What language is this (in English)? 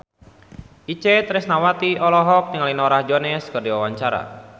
Sundanese